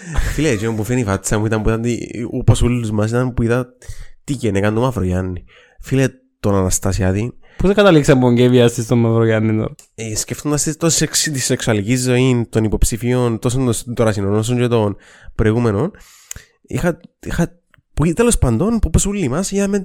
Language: Greek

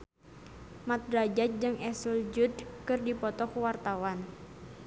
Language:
Sundanese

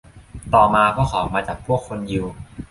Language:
Thai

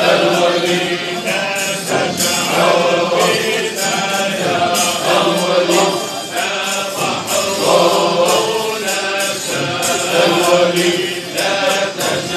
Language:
Arabic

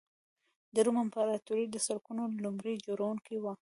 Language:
Pashto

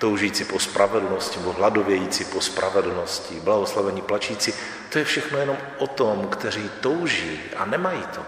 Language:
Czech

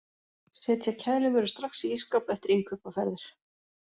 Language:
Icelandic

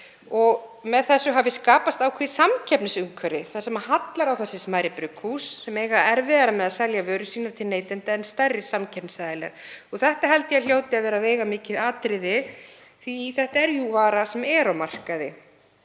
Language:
Icelandic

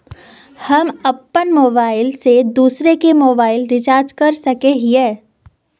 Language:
Magahi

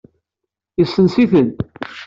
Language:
Kabyle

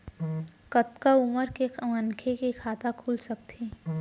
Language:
Chhattisgarhi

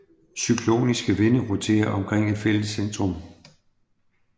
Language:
Danish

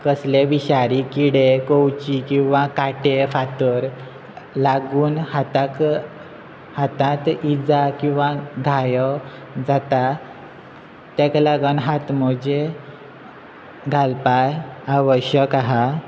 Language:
Konkani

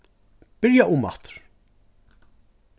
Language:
Faroese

